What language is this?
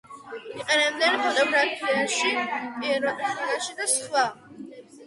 Georgian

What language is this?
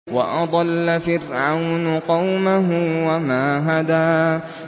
Arabic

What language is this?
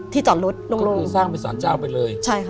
Thai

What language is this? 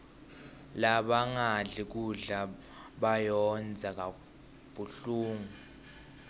Swati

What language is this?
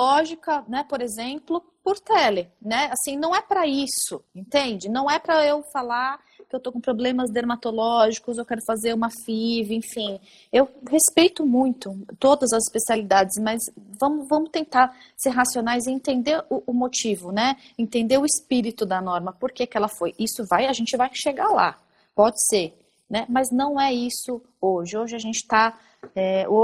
Portuguese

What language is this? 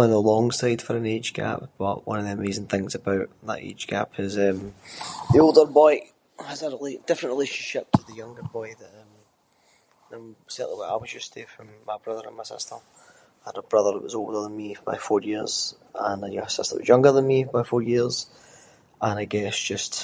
Scots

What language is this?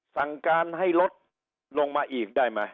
Thai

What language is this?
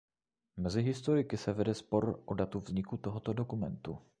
Czech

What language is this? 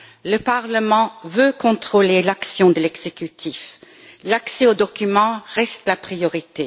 French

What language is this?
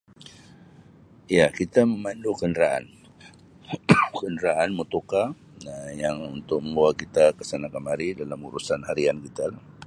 Sabah Malay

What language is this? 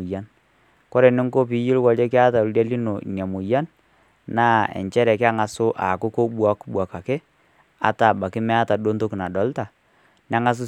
Masai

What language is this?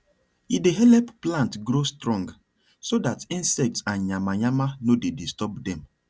Nigerian Pidgin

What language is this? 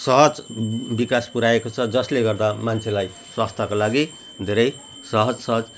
Nepali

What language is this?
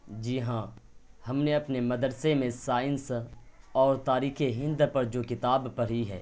Urdu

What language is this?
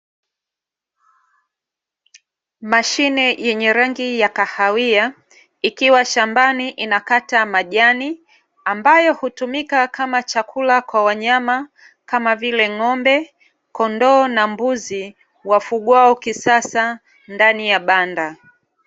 Swahili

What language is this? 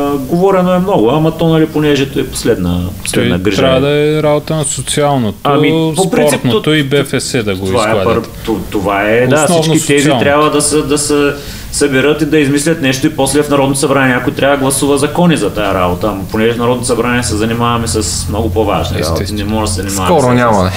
Bulgarian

